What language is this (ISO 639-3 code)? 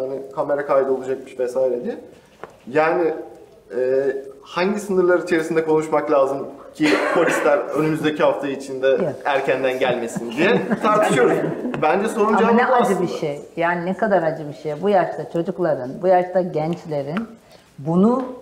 tur